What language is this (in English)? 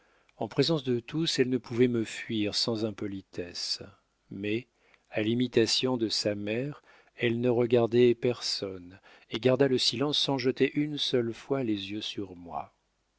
French